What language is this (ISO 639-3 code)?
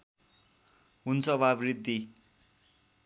nep